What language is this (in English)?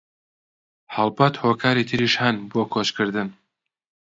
Central Kurdish